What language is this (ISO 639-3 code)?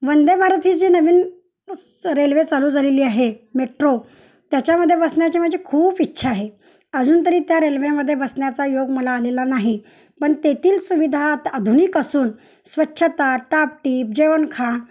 mar